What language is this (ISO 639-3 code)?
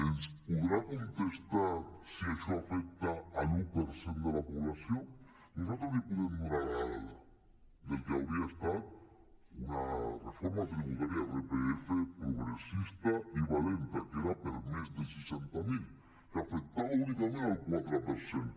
cat